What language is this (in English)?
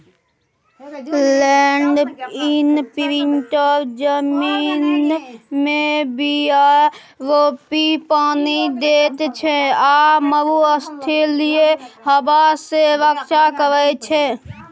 Maithili